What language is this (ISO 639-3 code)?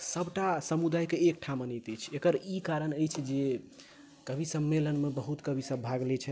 mai